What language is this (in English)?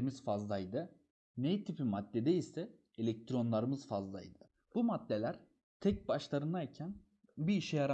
Turkish